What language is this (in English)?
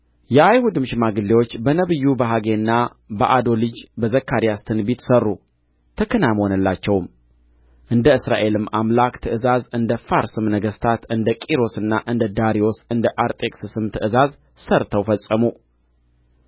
Amharic